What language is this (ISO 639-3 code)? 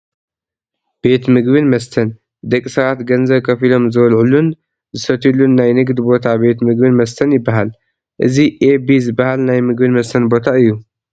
tir